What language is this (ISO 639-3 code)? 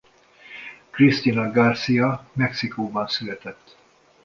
hun